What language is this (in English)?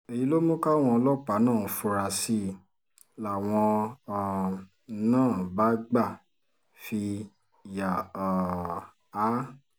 Yoruba